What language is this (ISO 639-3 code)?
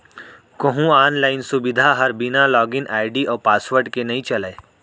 hne